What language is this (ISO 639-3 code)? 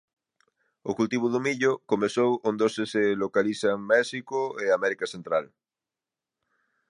glg